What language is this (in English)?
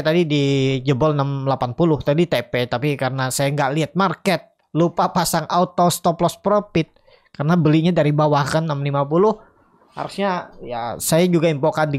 Indonesian